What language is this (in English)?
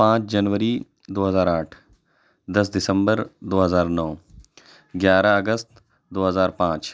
Urdu